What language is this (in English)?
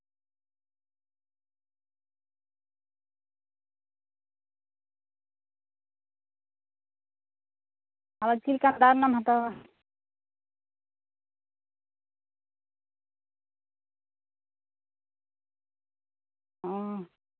Santali